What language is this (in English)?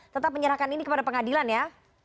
Indonesian